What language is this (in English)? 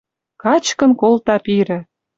Western Mari